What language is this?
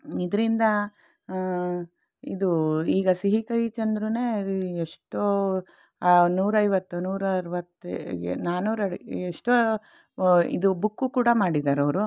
Kannada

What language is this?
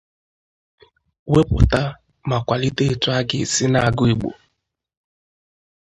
Igbo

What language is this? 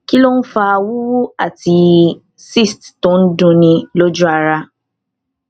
Yoruba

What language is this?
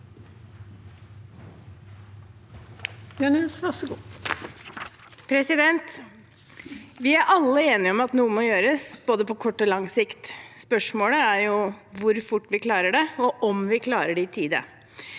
Norwegian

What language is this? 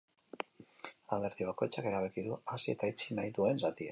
Basque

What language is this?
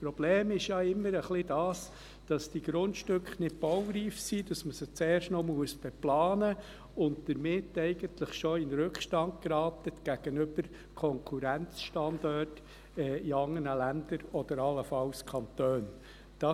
Swiss German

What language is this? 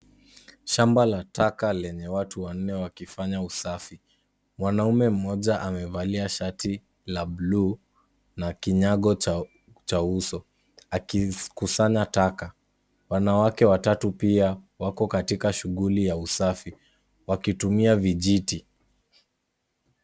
Swahili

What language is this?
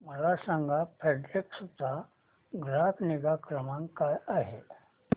Marathi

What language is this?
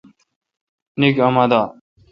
Kalkoti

